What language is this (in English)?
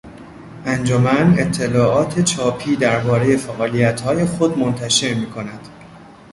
Persian